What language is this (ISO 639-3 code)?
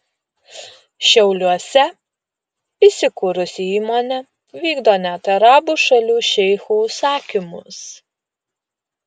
lit